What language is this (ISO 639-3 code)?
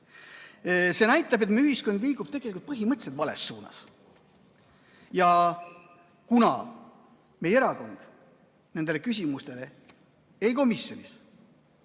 est